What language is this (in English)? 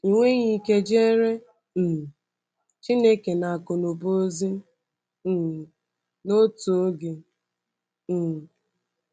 Igbo